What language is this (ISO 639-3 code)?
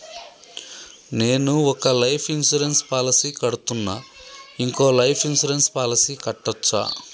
tel